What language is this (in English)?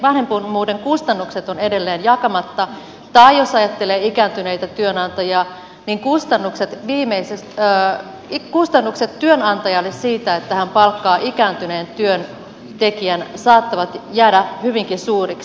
Finnish